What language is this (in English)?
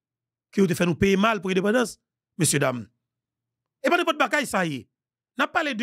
French